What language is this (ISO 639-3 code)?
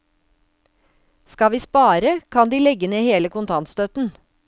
nor